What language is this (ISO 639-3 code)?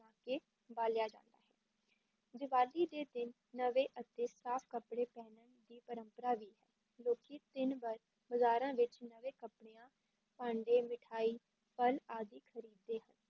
pan